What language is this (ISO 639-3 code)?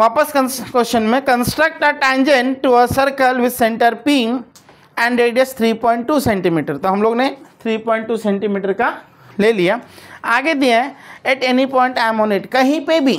hin